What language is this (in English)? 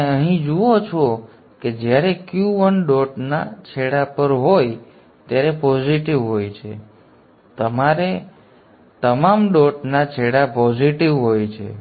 Gujarati